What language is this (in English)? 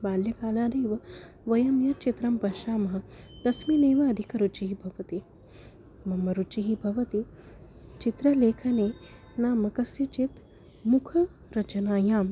Sanskrit